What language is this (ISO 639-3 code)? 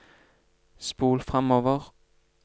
nor